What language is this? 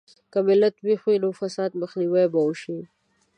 Pashto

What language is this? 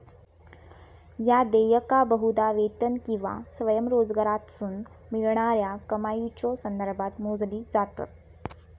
Marathi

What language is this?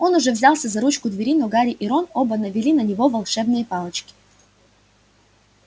Russian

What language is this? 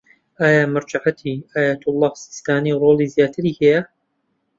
Central Kurdish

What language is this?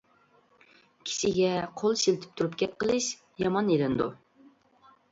Uyghur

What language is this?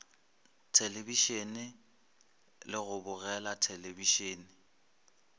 Northern Sotho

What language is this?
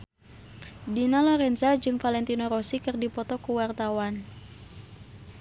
Sundanese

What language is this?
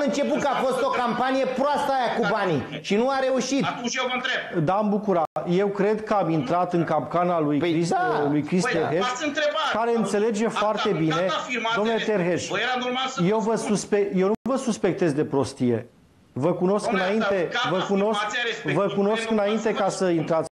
Romanian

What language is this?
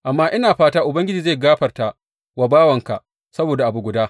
Hausa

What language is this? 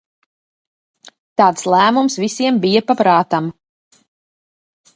Latvian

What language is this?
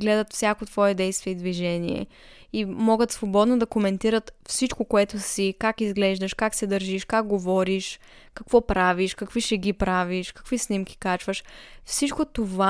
Bulgarian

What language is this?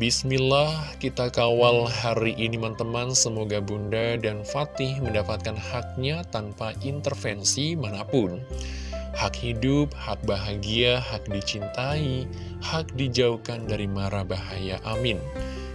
Indonesian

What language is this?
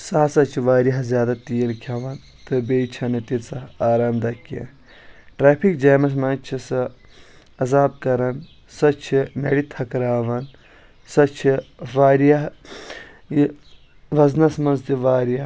Kashmiri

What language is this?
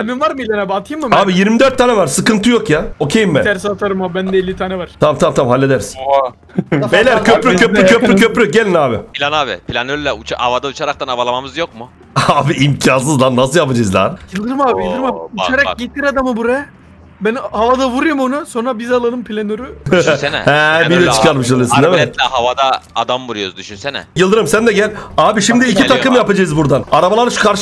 Turkish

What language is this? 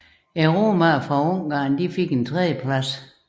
Danish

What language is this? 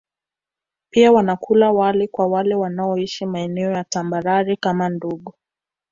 Swahili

